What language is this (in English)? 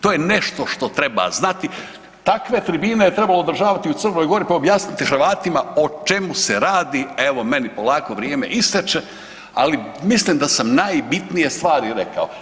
Croatian